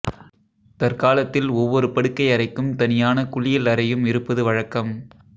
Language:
Tamil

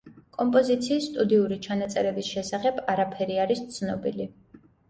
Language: Georgian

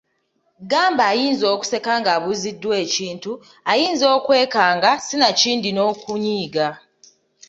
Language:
Ganda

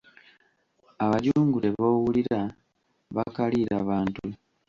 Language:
Ganda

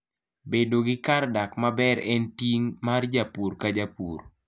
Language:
Luo (Kenya and Tanzania)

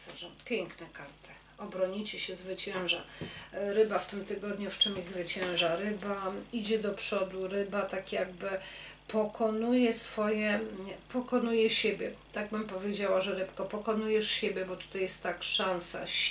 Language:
Polish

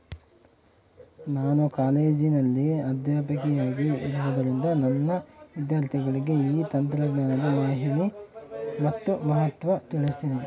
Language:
Kannada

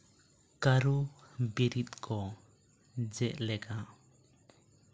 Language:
Santali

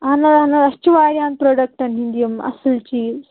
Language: Kashmiri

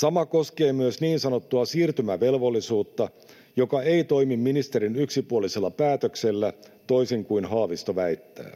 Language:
Finnish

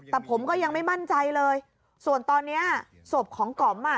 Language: Thai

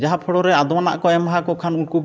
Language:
Santali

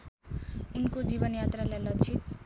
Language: Nepali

